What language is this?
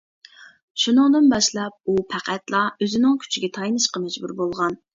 Uyghur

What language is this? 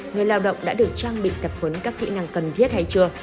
Vietnamese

